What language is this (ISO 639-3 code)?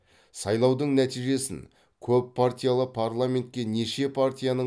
kaz